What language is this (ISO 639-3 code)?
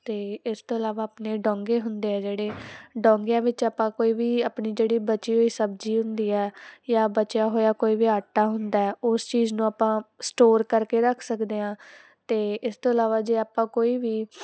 pan